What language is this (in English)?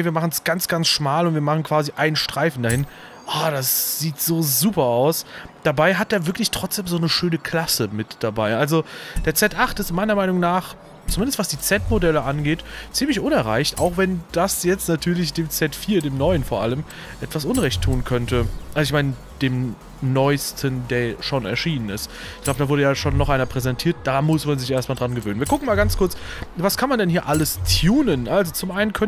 German